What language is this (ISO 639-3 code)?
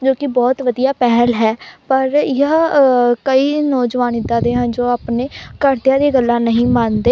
pan